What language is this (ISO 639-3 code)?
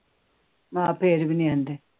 pan